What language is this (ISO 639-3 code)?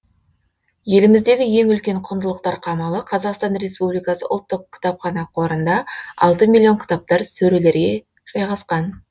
kaz